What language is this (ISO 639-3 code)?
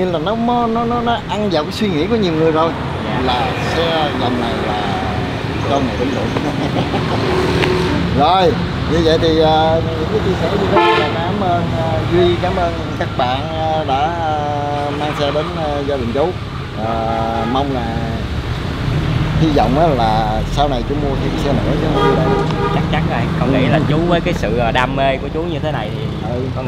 vie